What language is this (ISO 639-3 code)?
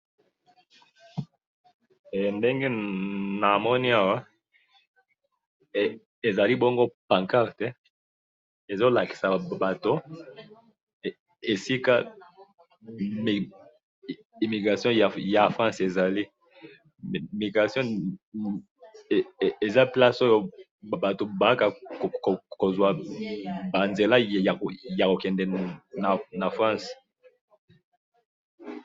lin